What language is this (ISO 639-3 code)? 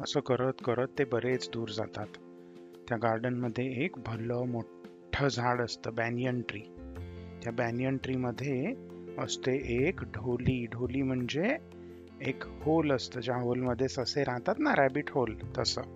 mar